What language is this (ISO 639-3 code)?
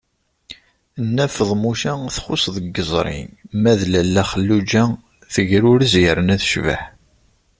kab